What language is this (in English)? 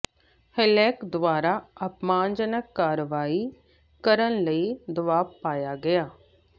Punjabi